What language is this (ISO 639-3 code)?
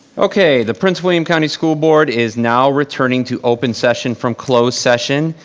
eng